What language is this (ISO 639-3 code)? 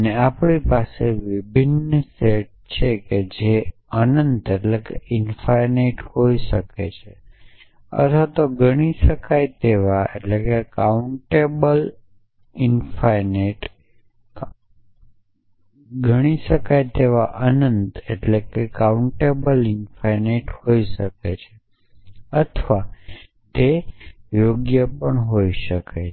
guj